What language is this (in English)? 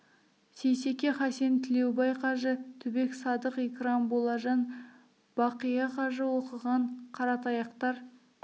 Kazakh